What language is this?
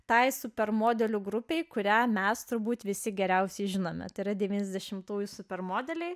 Lithuanian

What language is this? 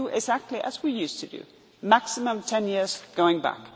English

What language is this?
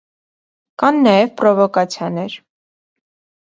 Armenian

